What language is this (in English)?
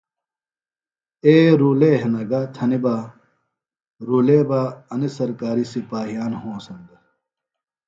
Phalura